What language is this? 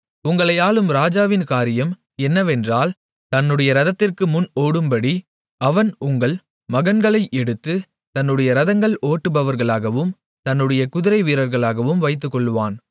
Tamil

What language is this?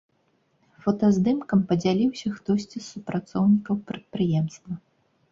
Belarusian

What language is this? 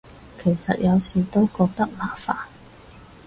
Cantonese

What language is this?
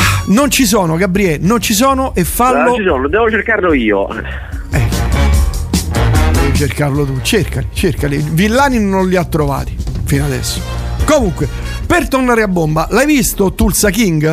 Italian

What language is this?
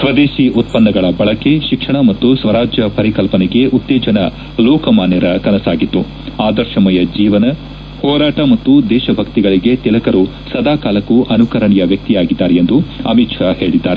Kannada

